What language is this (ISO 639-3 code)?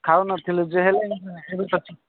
ori